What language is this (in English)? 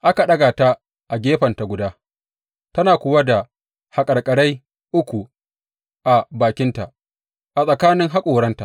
Hausa